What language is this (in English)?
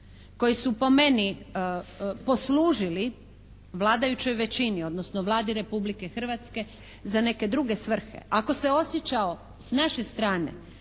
Croatian